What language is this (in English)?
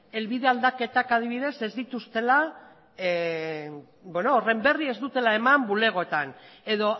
Basque